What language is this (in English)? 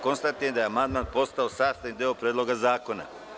Serbian